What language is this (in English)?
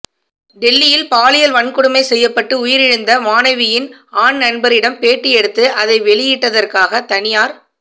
Tamil